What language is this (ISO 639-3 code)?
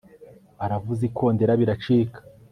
kin